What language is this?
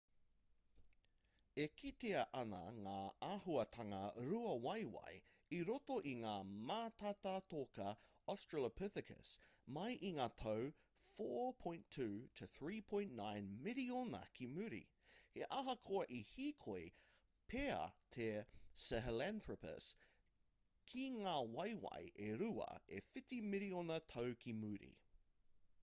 Māori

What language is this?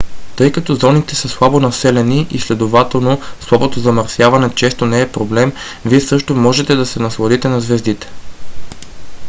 Bulgarian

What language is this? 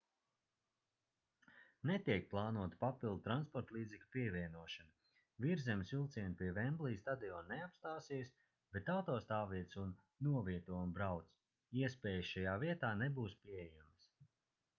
Latvian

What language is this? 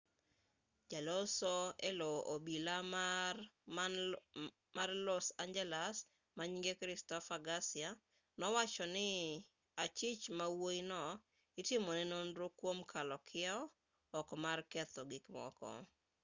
Luo (Kenya and Tanzania)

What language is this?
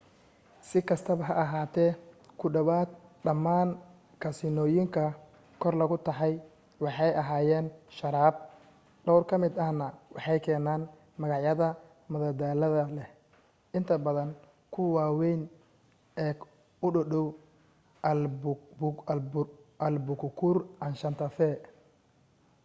Somali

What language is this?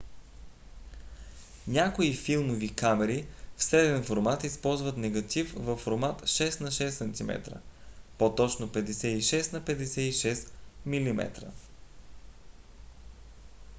Bulgarian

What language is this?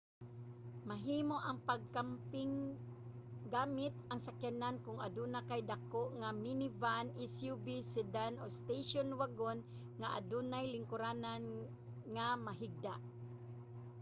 Cebuano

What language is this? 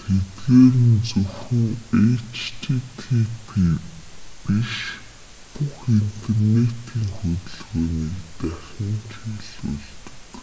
Mongolian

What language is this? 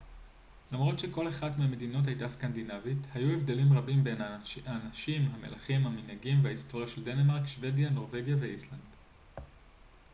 Hebrew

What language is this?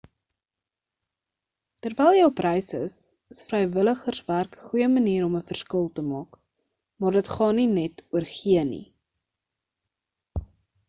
Afrikaans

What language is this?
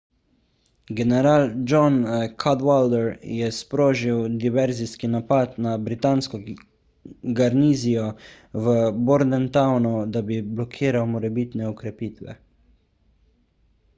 Slovenian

